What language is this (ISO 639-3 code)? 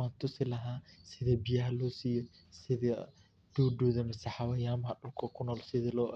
som